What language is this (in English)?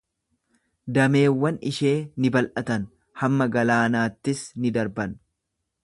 Oromo